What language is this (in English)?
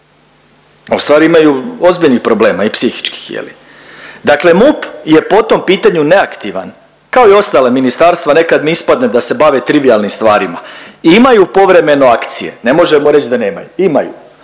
Croatian